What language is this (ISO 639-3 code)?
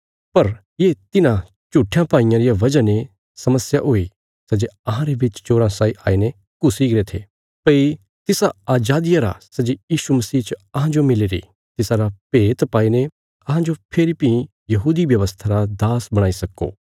kfs